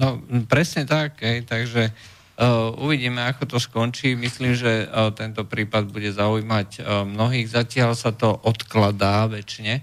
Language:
Slovak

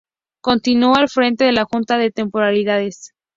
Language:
Spanish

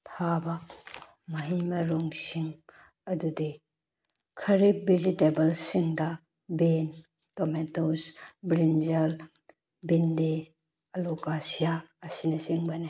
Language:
Manipuri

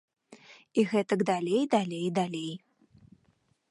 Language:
Belarusian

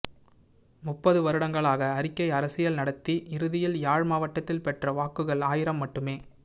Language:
Tamil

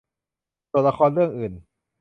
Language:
Thai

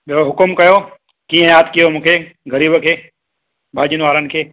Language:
Sindhi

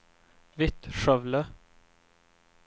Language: Swedish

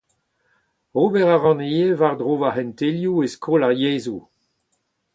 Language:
Breton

